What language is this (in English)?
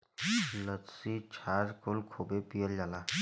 Bhojpuri